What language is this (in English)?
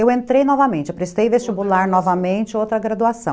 Portuguese